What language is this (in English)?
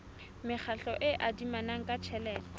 Southern Sotho